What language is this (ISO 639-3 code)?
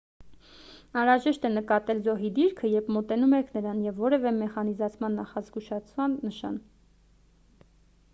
hye